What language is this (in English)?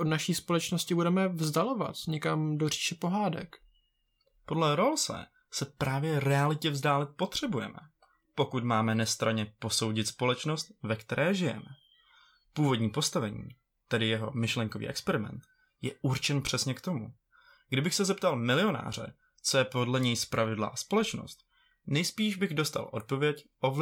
Czech